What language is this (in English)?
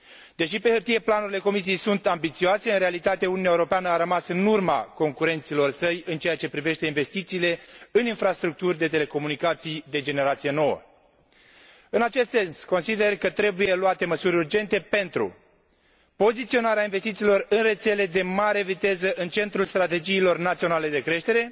Romanian